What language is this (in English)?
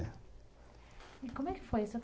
Portuguese